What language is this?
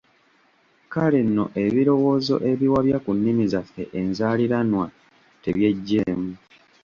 Ganda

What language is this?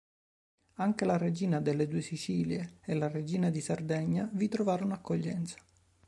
Italian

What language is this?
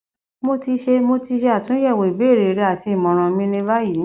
Yoruba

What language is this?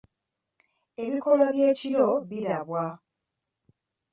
Ganda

